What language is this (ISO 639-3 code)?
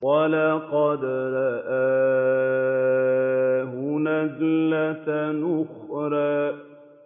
ara